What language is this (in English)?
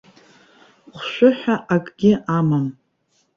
Abkhazian